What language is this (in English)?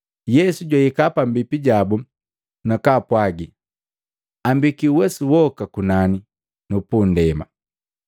Matengo